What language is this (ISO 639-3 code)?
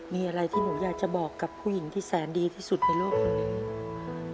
tha